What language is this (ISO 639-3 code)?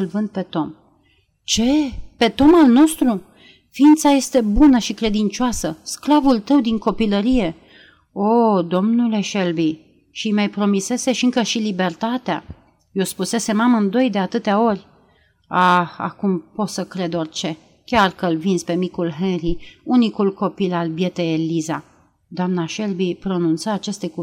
ron